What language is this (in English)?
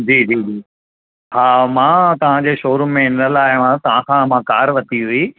Sindhi